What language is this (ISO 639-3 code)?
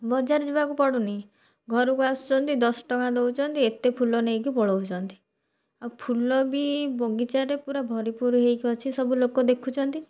ori